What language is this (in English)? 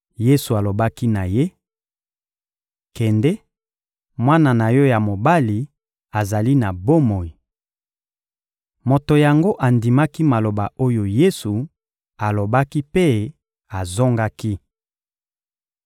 Lingala